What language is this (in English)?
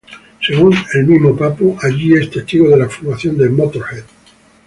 Spanish